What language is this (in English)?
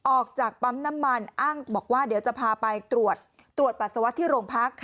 Thai